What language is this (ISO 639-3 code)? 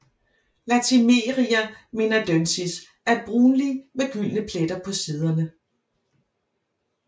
dan